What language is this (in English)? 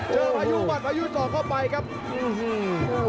Thai